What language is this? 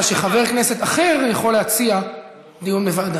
Hebrew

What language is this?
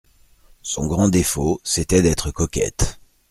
French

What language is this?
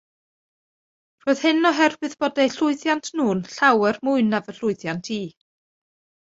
Welsh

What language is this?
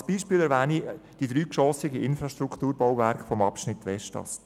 Swiss German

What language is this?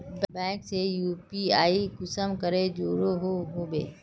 Magahi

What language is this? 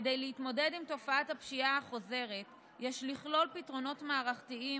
Hebrew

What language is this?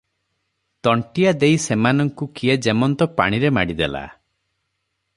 Odia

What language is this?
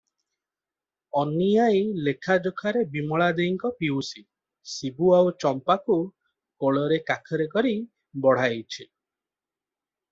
Odia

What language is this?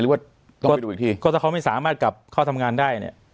Thai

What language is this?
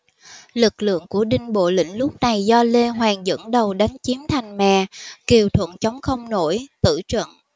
Vietnamese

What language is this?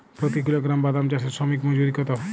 Bangla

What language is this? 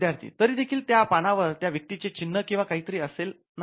Marathi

